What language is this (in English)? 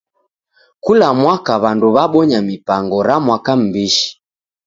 Taita